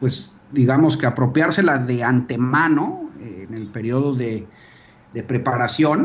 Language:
Spanish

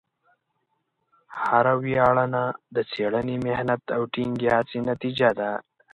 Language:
Pashto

